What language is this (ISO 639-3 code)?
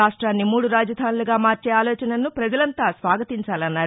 tel